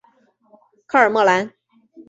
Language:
Chinese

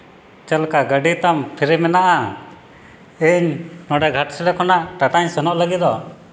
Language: Santali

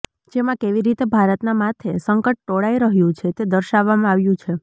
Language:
Gujarati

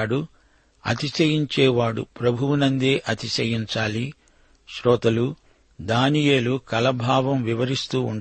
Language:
Telugu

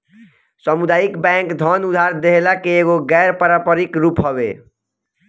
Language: Bhojpuri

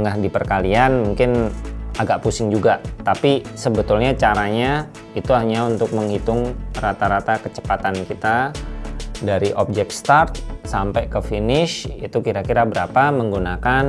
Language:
Indonesian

